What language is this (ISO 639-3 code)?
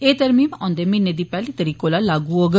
doi